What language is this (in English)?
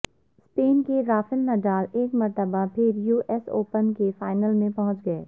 Urdu